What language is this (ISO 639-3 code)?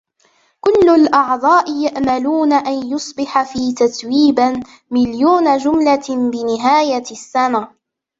ara